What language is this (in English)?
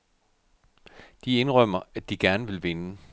Danish